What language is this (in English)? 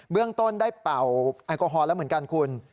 Thai